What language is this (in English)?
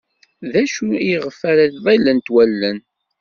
Kabyle